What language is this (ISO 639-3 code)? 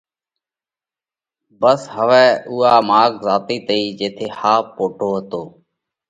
kvx